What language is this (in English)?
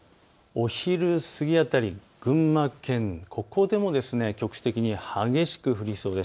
Japanese